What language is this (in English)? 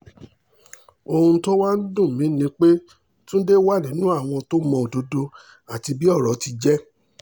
Yoruba